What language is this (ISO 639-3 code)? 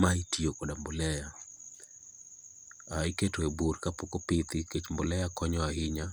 luo